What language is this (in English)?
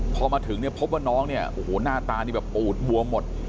Thai